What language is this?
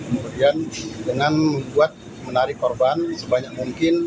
Indonesian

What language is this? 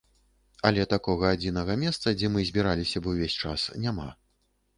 Belarusian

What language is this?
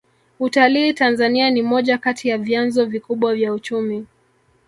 Swahili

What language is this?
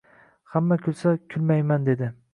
Uzbek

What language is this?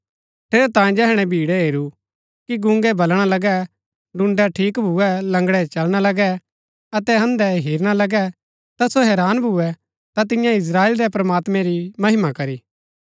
Gaddi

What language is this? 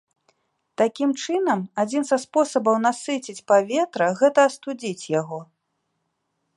Belarusian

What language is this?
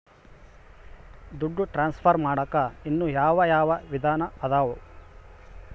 Kannada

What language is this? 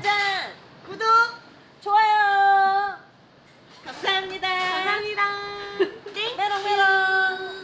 Korean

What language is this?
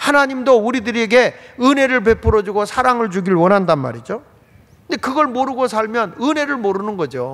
Korean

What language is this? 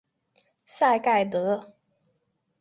Chinese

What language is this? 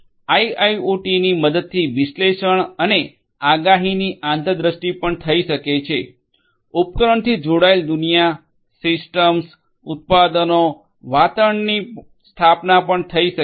Gujarati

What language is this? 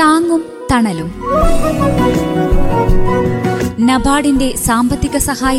Malayalam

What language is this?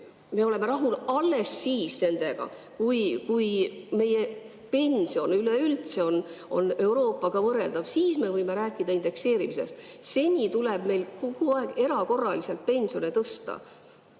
Estonian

